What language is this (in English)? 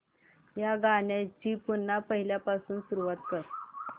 Marathi